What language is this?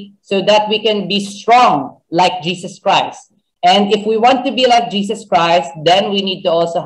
English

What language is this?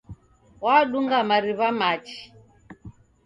Taita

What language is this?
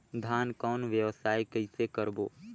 Chhattisgarhi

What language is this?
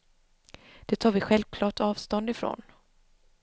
Swedish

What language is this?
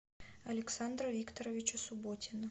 Russian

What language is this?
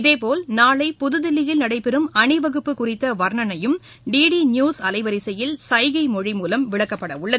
Tamil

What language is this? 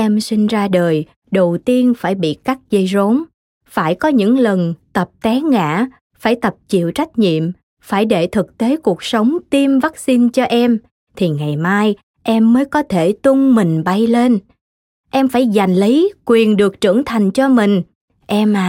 Vietnamese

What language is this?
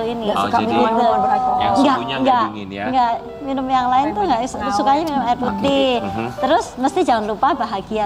Indonesian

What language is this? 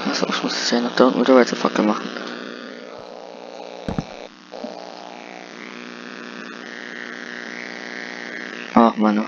German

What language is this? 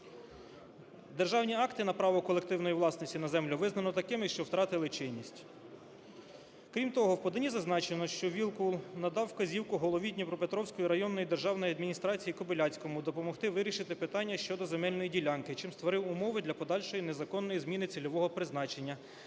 Ukrainian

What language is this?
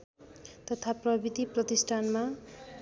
Nepali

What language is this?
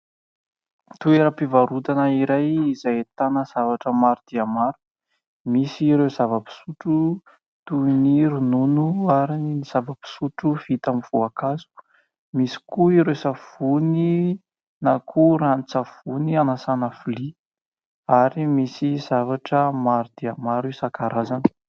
Malagasy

